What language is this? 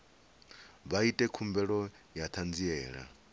Venda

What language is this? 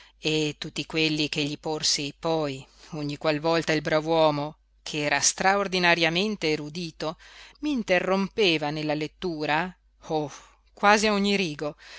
Italian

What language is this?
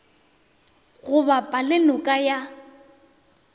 Northern Sotho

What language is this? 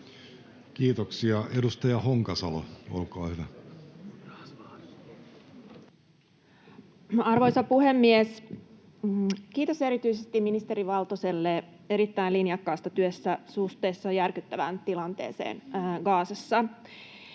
Finnish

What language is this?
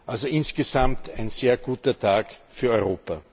German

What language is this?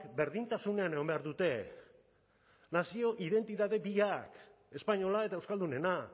Basque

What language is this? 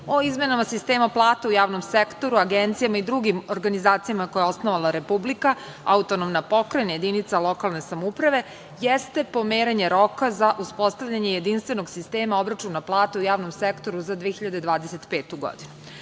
Serbian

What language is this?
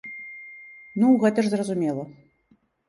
Belarusian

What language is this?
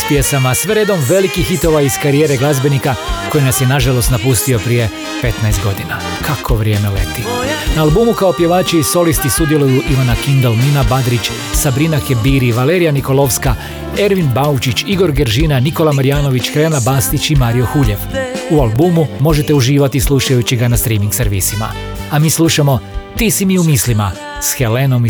Croatian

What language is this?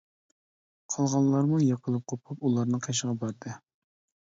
Uyghur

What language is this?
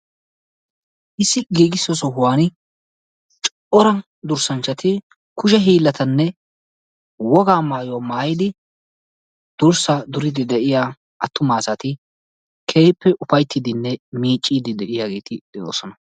Wolaytta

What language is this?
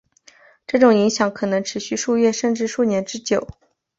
Chinese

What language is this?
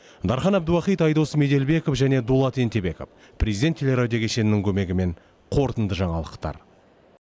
Kazakh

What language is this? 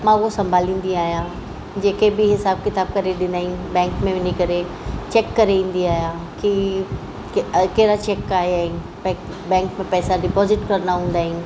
Sindhi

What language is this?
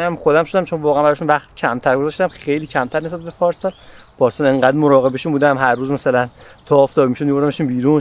Persian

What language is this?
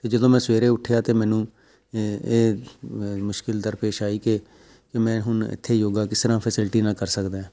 Punjabi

